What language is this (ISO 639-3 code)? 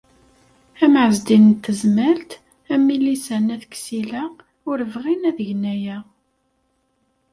kab